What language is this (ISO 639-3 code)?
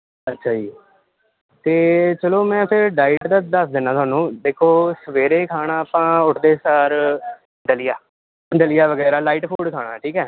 pan